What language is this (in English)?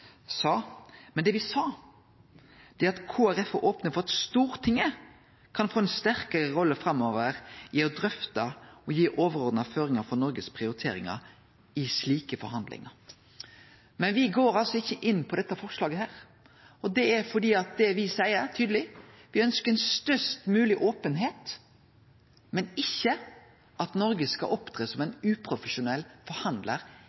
Norwegian Nynorsk